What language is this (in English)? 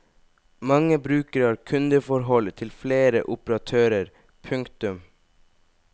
Norwegian